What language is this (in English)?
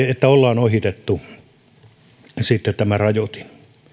Finnish